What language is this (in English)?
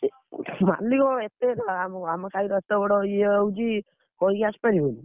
Odia